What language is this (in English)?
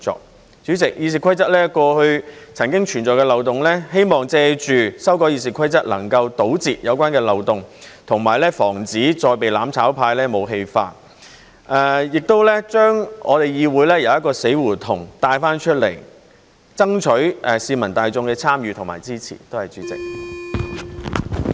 Cantonese